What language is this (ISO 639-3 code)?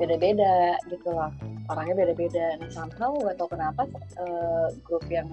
ind